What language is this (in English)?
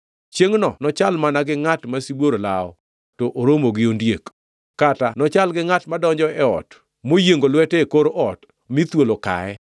Luo (Kenya and Tanzania)